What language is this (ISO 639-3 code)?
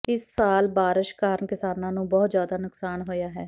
pan